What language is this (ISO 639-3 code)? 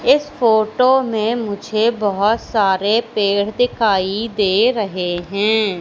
hin